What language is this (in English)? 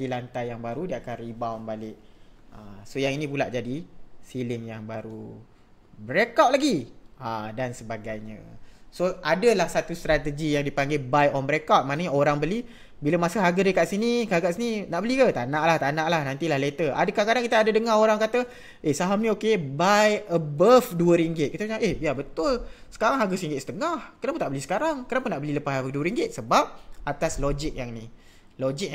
Malay